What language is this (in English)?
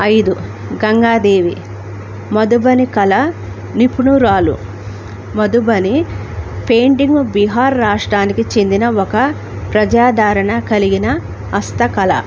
Telugu